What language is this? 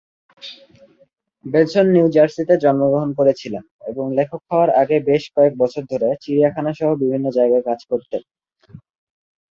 Bangla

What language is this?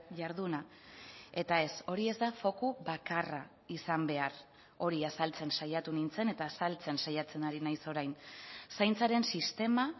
Basque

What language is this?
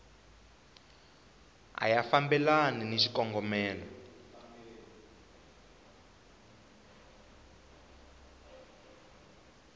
Tsonga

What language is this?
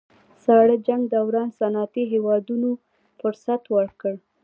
Pashto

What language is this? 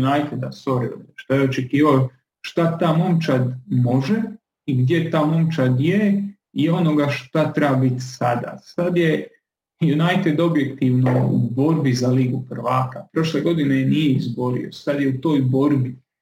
Croatian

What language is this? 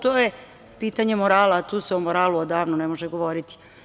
Serbian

